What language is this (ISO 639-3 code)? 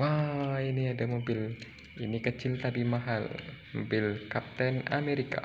ind